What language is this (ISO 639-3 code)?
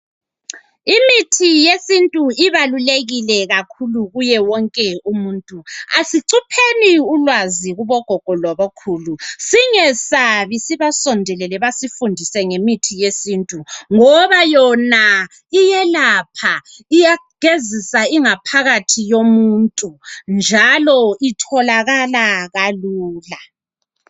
nde